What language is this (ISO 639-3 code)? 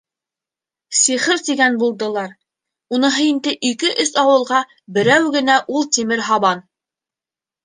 bak